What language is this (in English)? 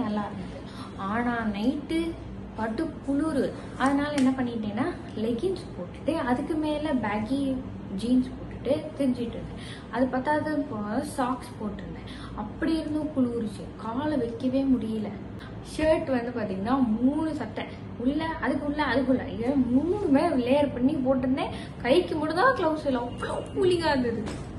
Tamil